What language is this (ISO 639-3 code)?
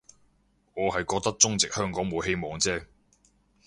yue